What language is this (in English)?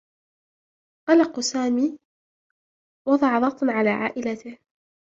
Arabic